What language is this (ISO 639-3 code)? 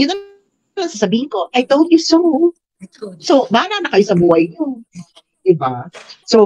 fil